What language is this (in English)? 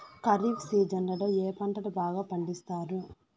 Telugu